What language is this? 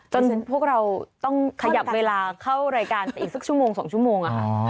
Thai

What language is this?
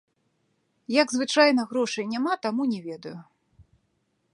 Belarusian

